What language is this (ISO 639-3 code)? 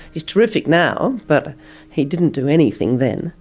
eng